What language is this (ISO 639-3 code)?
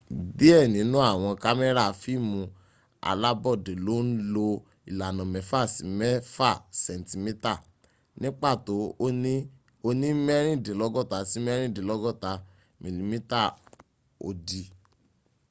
yor